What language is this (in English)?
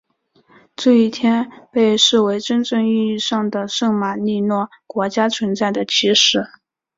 Chinese